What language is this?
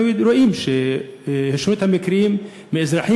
Hebrew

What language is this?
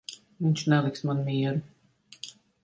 Latvian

